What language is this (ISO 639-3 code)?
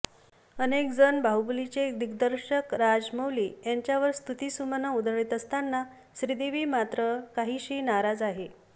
mar